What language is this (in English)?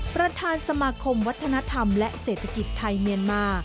Thai